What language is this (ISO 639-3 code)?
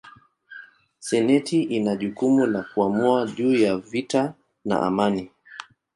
swa